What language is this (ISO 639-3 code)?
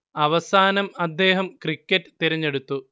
mal